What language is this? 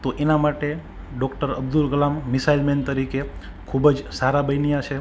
Gujarati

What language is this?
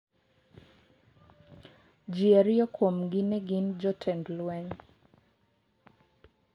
Luo (Kenya and Tanzania)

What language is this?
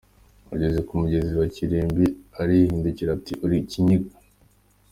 Kinyarwanda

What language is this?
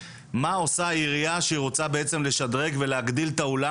Hebrew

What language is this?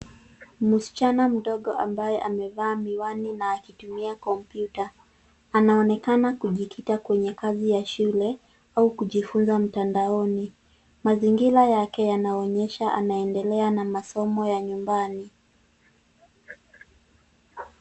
Swahili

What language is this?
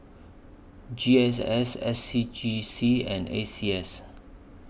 English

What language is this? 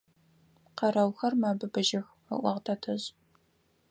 Adyghe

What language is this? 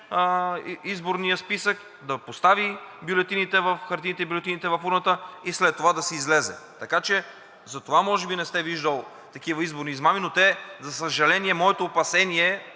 Bulgarian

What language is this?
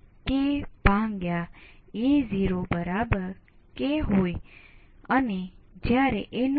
Gujarati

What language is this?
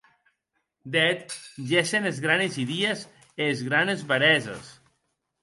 Occitan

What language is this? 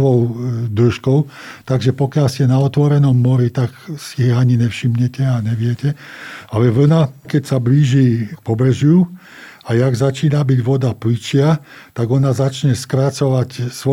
Slovak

